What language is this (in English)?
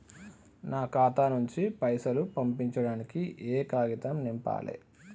Telugu